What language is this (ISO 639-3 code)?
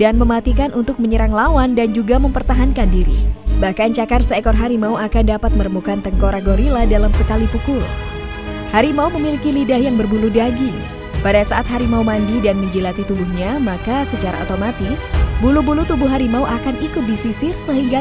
ind